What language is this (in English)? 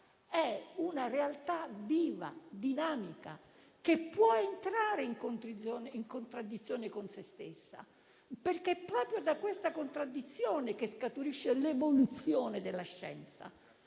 Italian